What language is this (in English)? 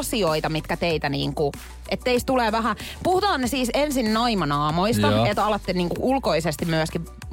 Finnish